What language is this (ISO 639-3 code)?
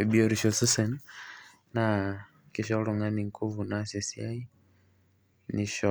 mas